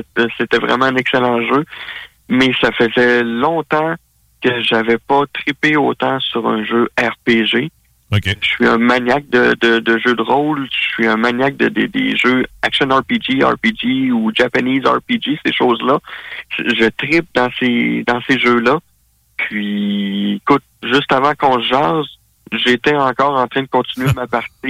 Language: French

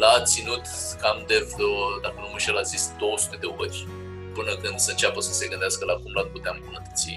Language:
Romanian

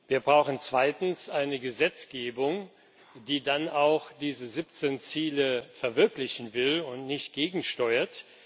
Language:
German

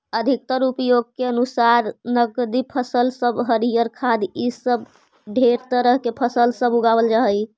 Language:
Magahi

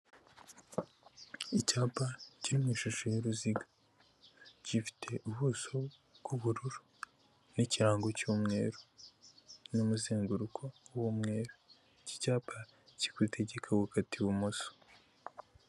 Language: Kinyarwanda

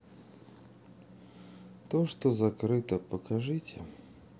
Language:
Russian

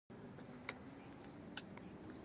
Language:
Pashto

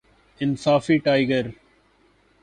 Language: Urdu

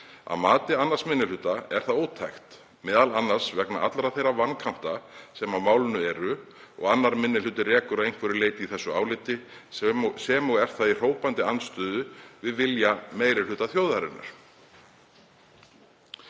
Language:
Icelandic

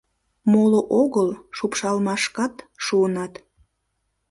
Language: Mari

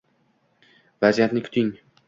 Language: Uzbek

